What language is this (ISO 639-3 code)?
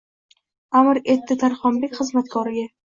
uzb